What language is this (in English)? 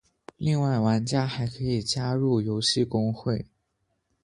Chinese